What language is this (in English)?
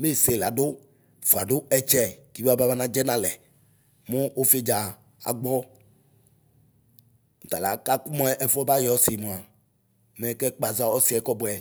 Ikposo